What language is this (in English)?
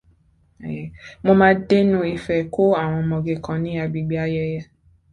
Yoruba